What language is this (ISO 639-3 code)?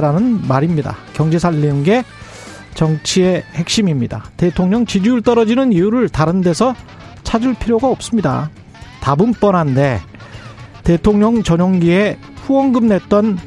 kor